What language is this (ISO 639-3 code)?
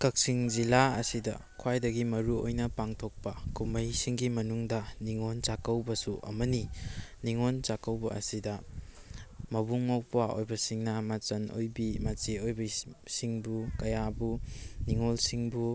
mni